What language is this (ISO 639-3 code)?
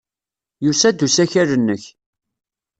kab